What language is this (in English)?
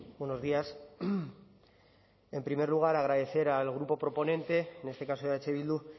Spanish